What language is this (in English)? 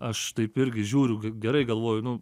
Lithuanian